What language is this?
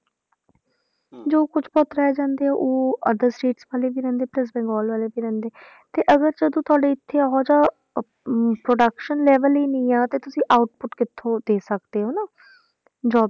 Punjabi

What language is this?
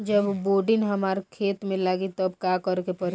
Bhojpuri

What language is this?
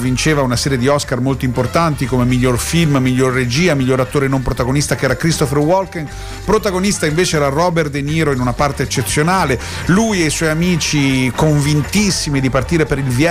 Italian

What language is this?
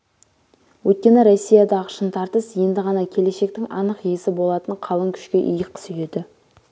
Kazakh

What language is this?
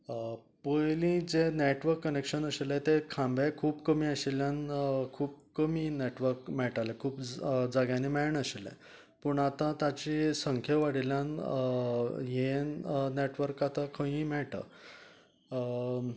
Konkani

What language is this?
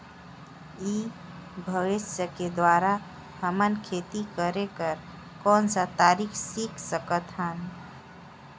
Chhattisgarhi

